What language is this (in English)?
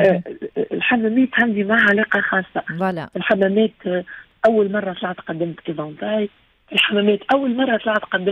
Arabic